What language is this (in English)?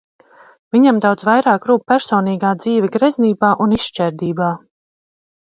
Latvian